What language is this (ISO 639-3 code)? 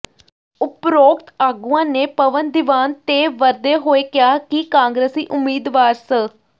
pan